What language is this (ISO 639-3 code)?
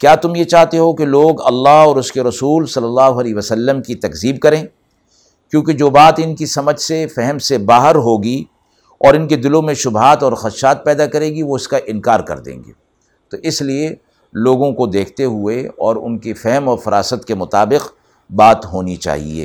urd